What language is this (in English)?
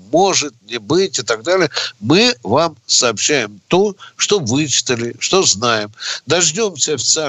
Russian